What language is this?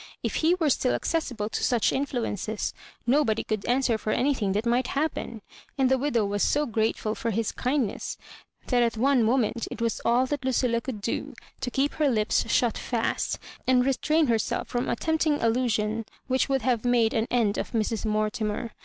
English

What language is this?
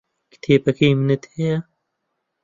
Central Kurdish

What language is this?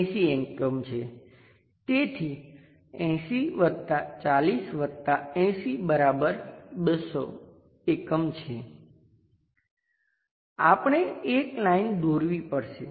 Gujarati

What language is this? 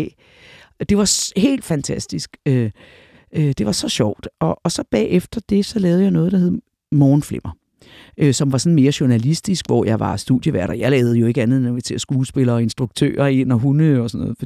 Danish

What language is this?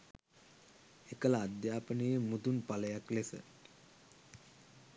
Sinhala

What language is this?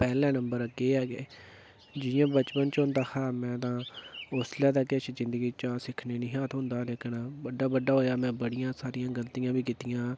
Dogri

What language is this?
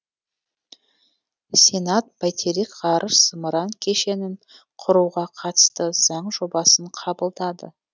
Kazakh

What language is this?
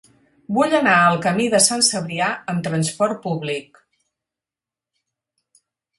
Catalan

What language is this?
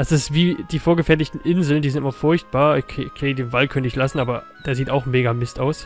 German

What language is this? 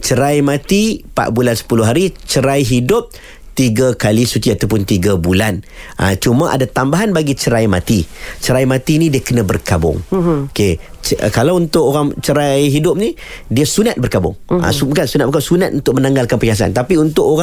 Malay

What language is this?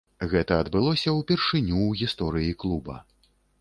Belarusian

